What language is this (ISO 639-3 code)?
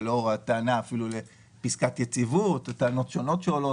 heb